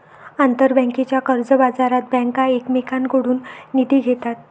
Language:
Marathi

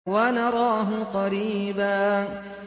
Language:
Arabic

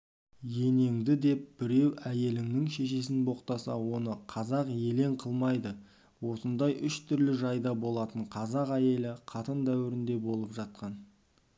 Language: Kazakh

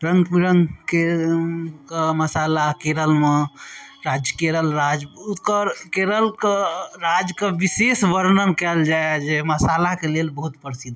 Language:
Maithili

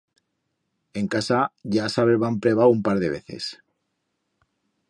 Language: Aragonese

